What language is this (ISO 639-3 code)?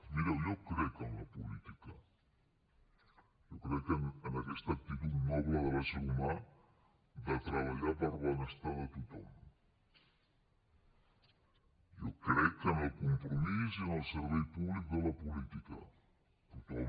cat